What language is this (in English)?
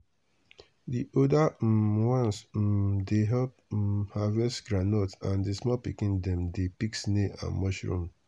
Nigerian Pidgin